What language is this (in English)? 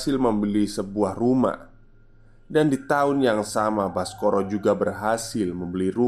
Indonesian